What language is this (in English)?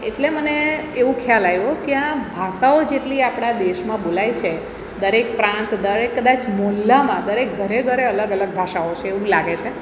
Gujarati